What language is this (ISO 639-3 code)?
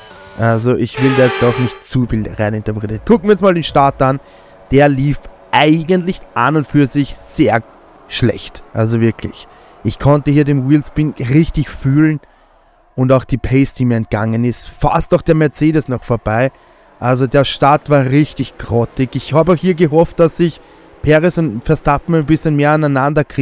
deu